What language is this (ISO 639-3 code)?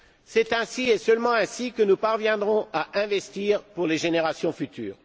fra